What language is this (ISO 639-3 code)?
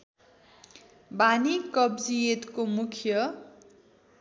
nep